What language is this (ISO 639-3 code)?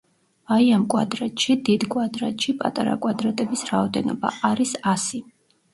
kat